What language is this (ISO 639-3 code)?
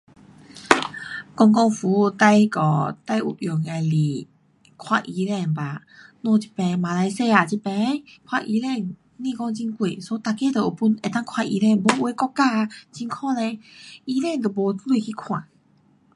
cpx